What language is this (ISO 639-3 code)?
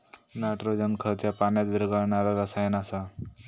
mar